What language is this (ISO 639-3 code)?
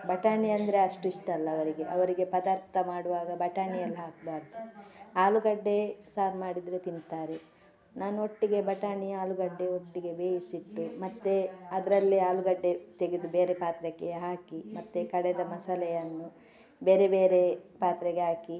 kan